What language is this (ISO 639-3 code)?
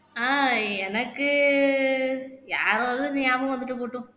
tam